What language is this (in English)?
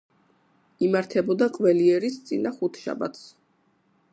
Georgian